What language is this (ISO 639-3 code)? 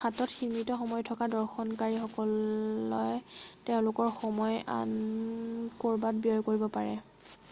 asm